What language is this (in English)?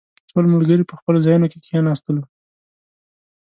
Pashto